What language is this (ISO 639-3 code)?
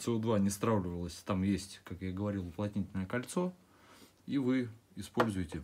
rus